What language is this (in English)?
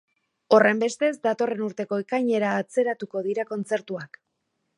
Basque